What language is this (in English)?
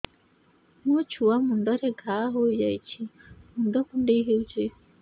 Odia